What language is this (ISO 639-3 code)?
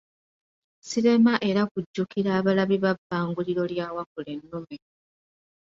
lug